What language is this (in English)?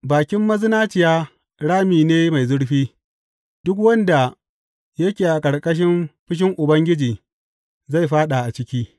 Hausa